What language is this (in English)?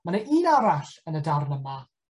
Welsh